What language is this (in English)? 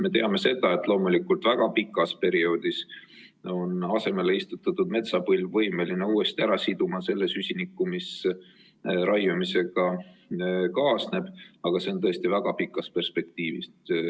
Estonian